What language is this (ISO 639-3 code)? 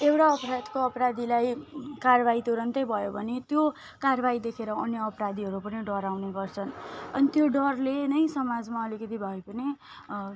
nep